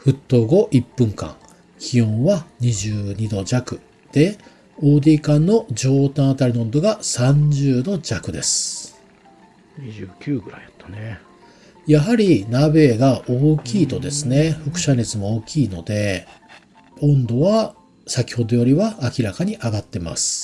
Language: Japanese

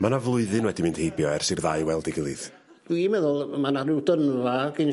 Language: Welsh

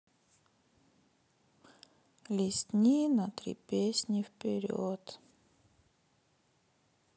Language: Russian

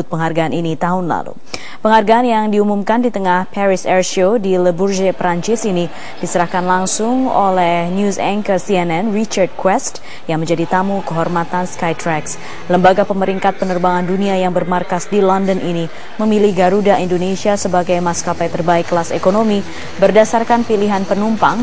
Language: Indonesian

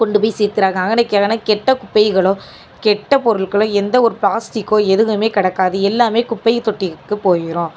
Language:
Tamil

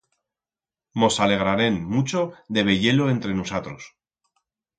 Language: Aragonese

